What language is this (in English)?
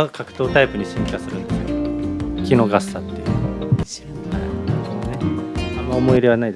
Japanese